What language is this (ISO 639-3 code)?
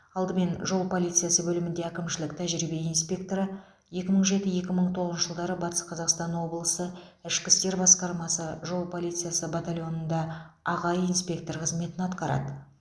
kaz